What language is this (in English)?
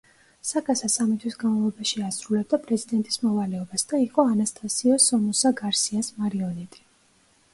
Georgian